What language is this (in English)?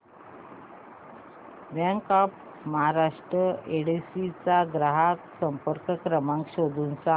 Marathi